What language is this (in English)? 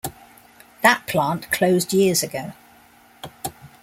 English